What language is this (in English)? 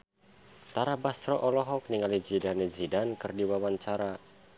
Sundanese